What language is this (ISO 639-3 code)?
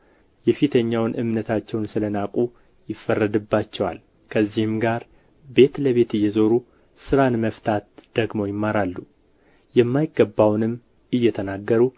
amh